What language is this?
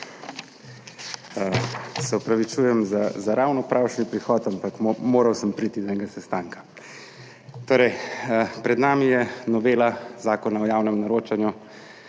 Slovenian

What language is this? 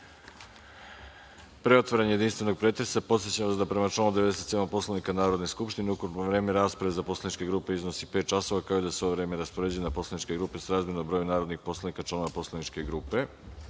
Serbian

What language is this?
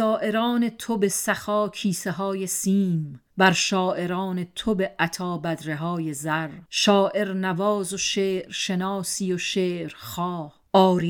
Persian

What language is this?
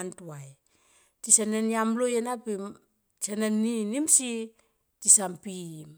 Tomoip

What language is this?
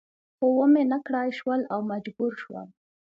Pashto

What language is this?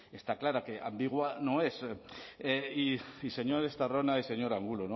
Spanish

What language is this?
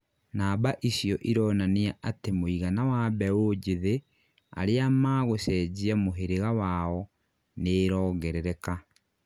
Kikuyu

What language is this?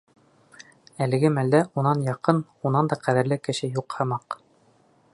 Bashkir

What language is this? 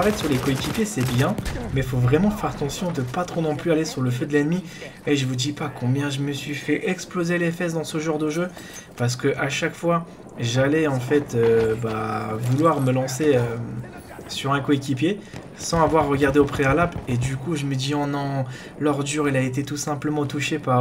French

